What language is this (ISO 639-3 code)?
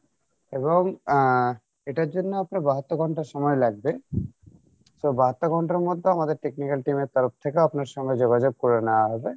ben